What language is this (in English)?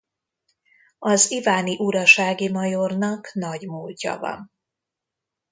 Hungarian